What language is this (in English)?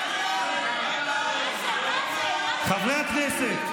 Hebrew